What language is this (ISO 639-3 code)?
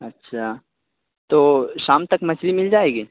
urd